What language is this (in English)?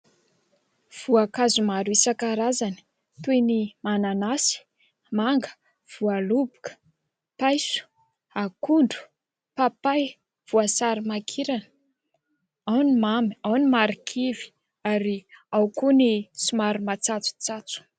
Malagasy